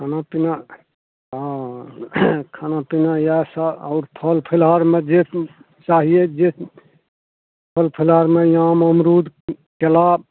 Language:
Maithili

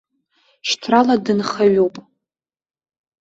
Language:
Abkhazian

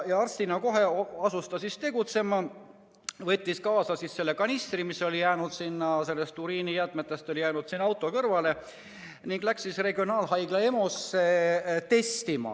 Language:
Estonian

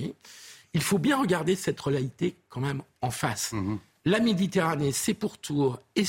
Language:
French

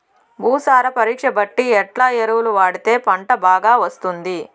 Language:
Telugu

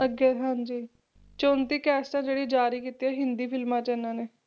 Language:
Punjabi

